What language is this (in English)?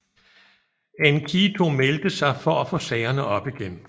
Danish